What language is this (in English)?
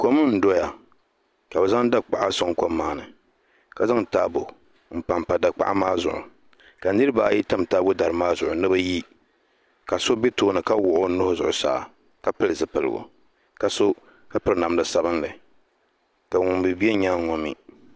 Dagbani